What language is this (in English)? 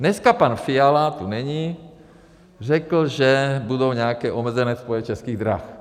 Czech